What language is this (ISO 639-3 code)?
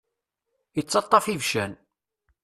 kab